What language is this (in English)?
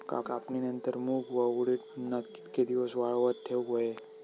Marathi